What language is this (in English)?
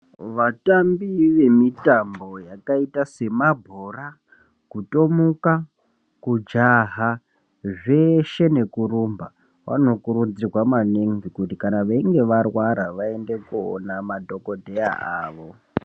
Ndau